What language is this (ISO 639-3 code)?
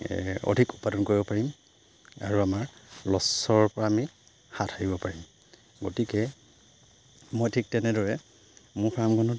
asm